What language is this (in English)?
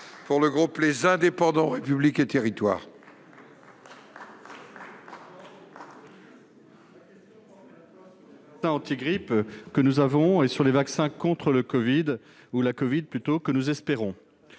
French